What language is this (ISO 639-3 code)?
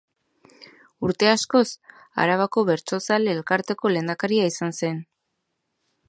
eus